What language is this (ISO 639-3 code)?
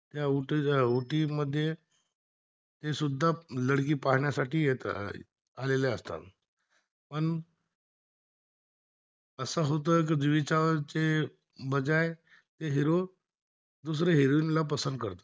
mar